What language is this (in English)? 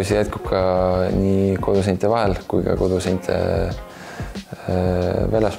Italian